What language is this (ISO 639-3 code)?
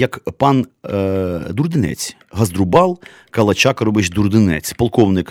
ukr